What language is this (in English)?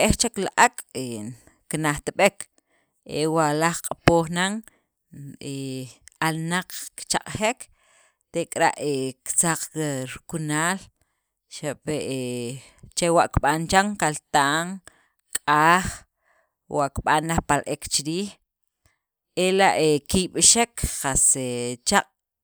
Sacapulteco